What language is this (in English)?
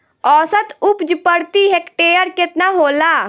Bhojpuri